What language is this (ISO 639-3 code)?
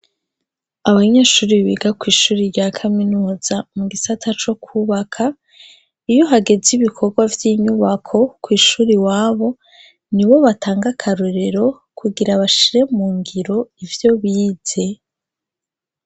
run